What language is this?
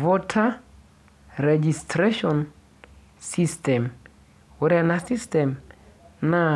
Masai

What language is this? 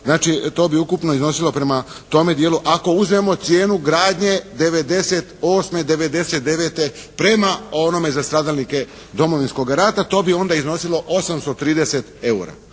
Croatian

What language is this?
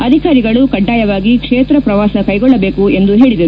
Kannada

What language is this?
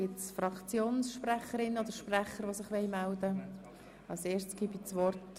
Swiss German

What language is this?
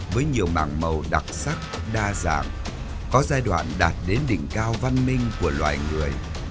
Vietnamese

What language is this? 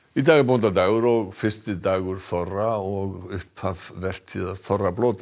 Icelandic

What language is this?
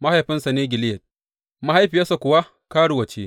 Hausa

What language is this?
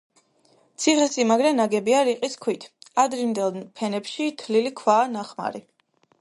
Georgian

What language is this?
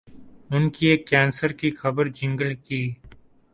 Urdu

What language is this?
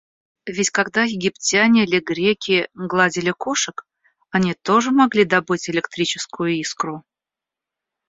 Russian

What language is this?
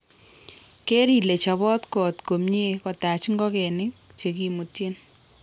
Kalenjin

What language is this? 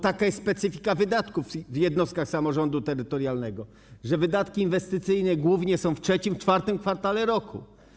Polish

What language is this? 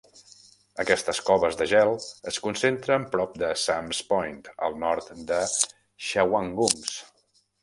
Catalan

